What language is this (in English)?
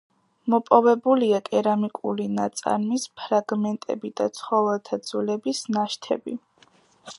Georgian